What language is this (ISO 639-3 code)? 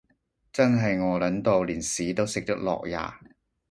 yue